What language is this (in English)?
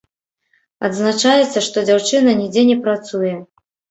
Belarusian